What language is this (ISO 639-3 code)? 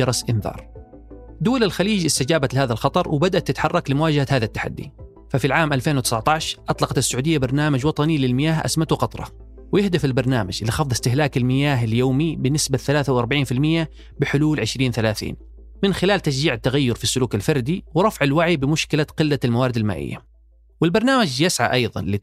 ara